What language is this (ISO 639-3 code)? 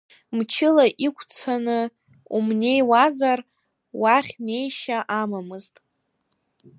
abk